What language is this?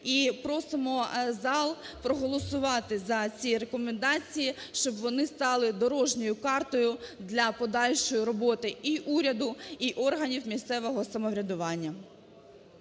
Ukrainian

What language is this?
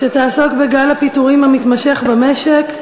Hebrew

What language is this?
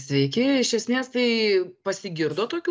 Lithuanian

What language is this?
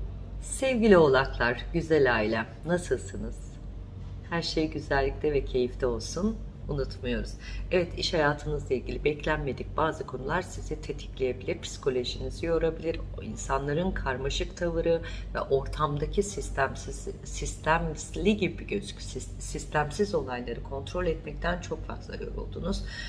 Turkish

